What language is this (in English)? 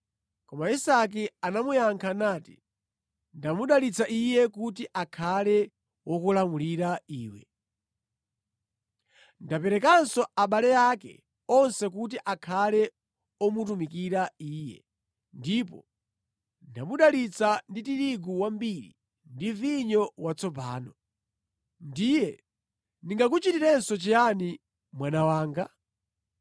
Nyanja